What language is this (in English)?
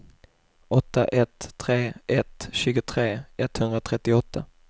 Swedish